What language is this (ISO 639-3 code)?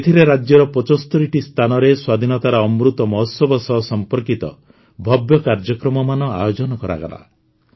ori